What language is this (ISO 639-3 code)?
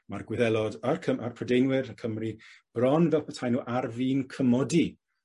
cym